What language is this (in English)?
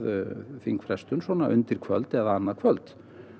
Icelandic